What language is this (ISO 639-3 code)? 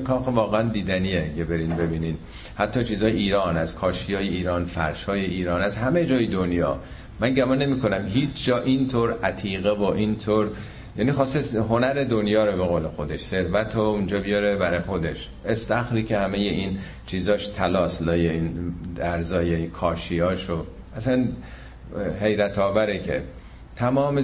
fas